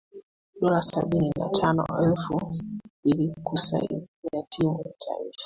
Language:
Swahili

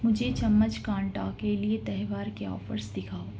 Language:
Urdu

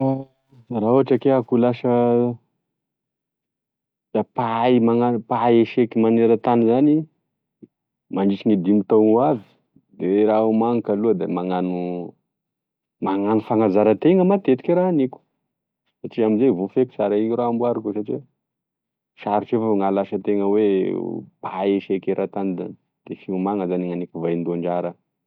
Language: Tesaka Malagasy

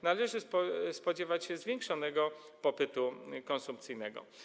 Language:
Polish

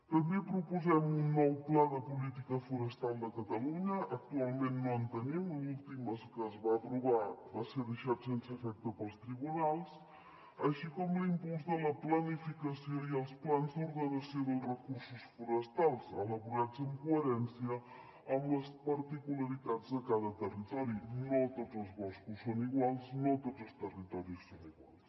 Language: Catalan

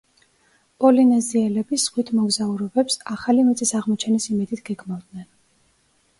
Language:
Georgian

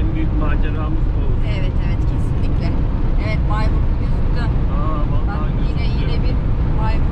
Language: Turkish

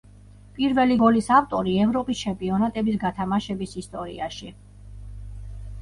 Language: Georgian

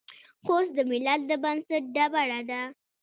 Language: Pashto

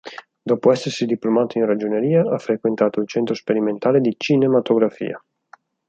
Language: Italian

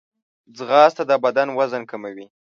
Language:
Pashto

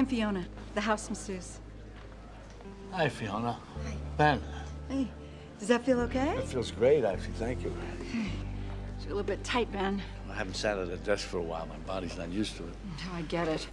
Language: English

